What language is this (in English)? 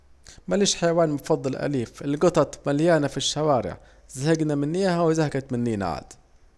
Saidi Arabic